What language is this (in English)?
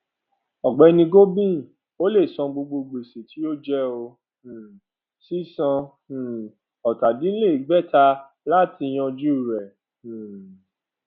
Yoruba